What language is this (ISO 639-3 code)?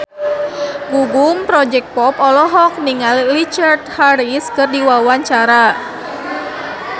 sun